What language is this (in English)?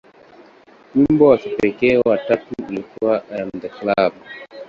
Swahili